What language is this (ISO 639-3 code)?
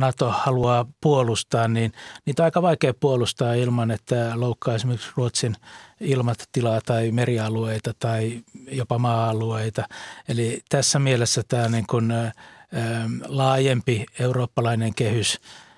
fin